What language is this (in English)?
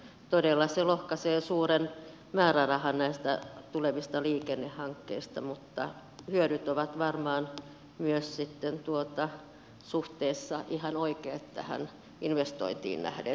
Finnish